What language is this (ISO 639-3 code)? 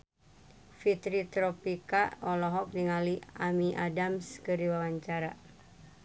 sun